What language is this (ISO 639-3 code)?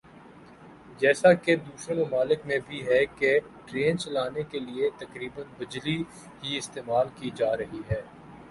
urd